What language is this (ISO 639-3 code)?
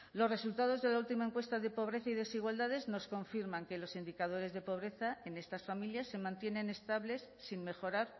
spa